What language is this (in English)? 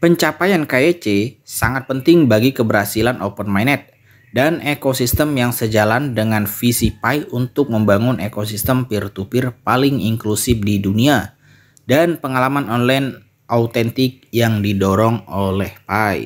Indonesian